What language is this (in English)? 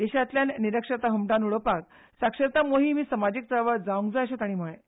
Konkani